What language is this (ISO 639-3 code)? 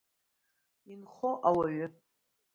abk